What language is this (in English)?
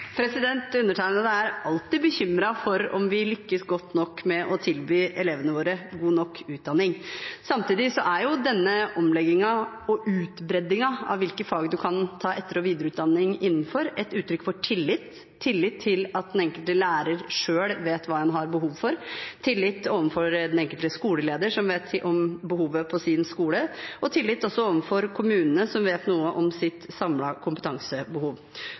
Norwegian Bokmål